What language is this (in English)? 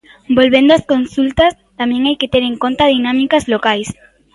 Galician